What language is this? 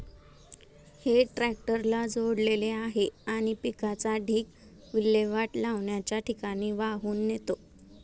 Marathi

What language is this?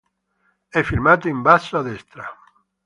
Italian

